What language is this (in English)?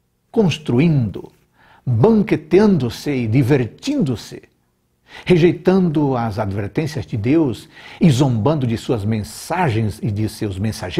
Portuguese